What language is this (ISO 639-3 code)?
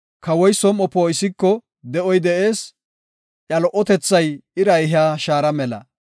gof